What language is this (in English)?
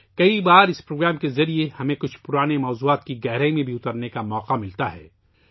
Urdu